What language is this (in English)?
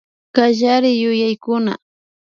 Imbabura Highland Quichua